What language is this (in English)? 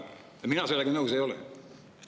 Estonian